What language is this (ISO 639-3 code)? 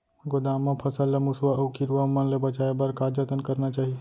hne